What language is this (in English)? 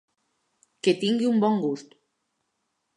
Catalan